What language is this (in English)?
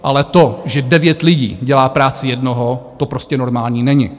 Czech